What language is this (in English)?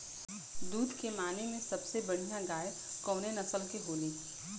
Bhojpuri